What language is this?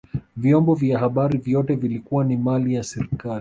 Swahili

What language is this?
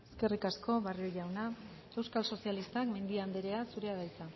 Basque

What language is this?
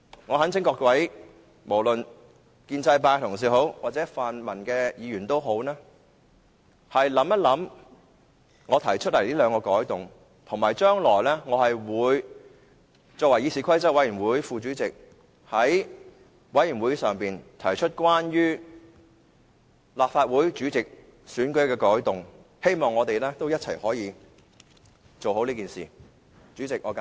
Cantonese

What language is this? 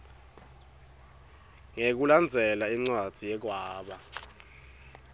Swati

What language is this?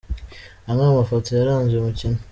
Kinyarwanda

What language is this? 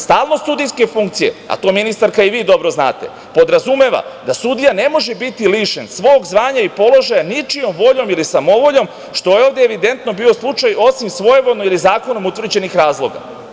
Serbian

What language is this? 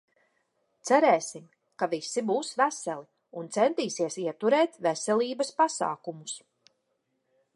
Latvian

